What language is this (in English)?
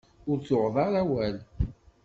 Kabyle